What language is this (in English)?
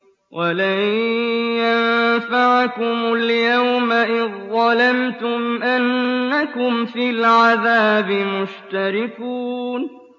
Arabic